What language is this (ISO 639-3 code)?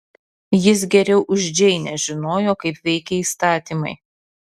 lit